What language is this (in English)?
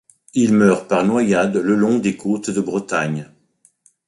French